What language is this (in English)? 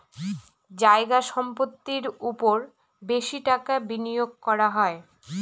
Bangla